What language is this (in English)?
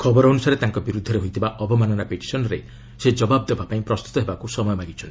Odia